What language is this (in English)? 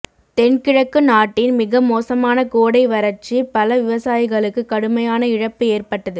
Tamil